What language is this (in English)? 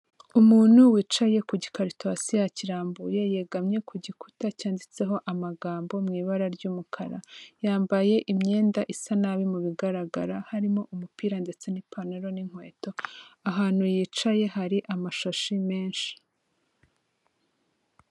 Kinyarwanda